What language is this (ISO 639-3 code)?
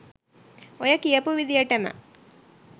sin